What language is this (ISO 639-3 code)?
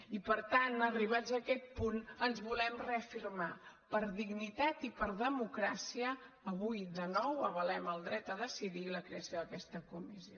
cat